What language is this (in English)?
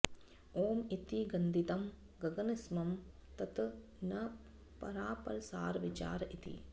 Sanskrit